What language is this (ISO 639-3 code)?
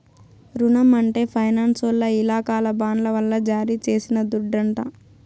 tel